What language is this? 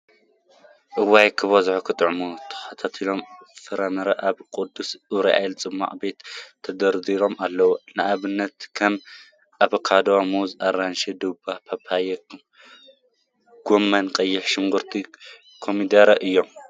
Tigrinya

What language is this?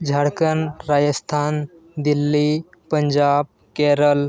Santali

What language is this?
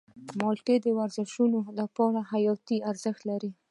Pashto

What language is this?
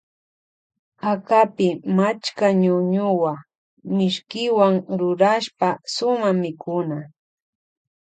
Loja Highland Quichua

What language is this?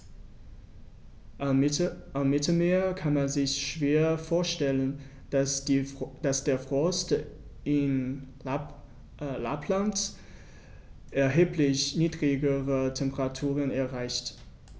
German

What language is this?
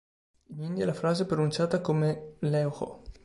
Italian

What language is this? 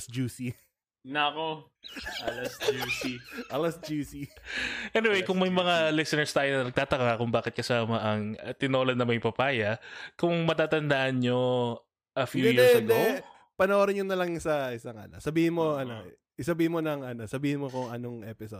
Filipino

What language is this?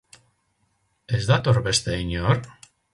Basque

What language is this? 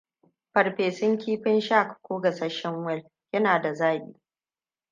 Hausa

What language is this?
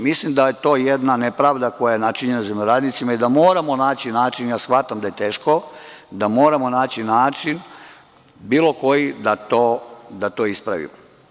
Serbian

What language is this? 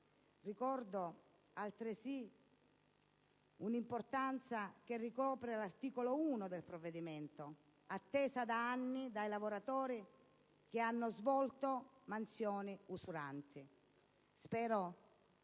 Italian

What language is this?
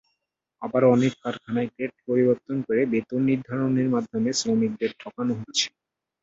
Bangla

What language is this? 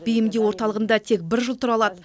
Kazakh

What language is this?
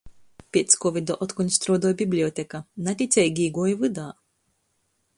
Latgalian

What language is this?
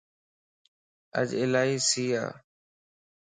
Lasi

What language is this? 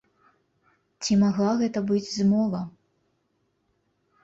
Belarusian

